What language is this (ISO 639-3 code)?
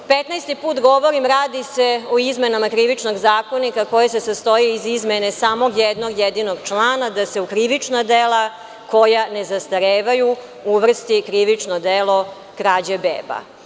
srp